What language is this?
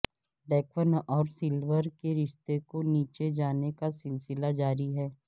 Urdu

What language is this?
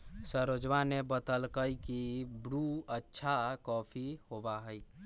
Magahi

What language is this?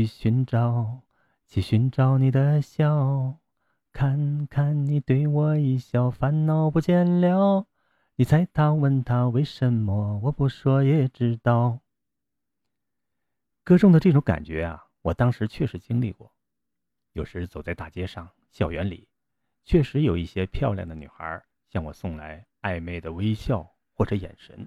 Chinese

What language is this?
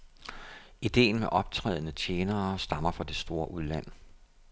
Danish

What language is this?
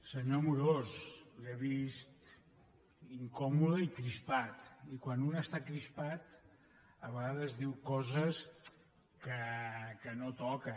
Catalan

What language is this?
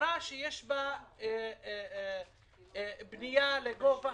Hebrew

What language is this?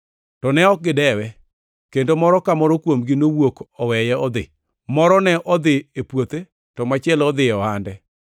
Luo (Kenya and Tanzania)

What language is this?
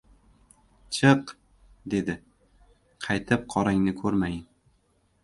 Uzbek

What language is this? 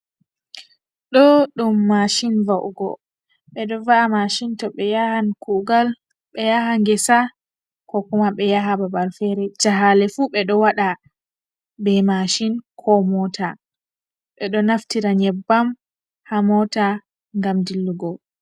Fula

